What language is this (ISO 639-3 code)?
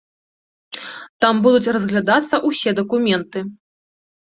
bel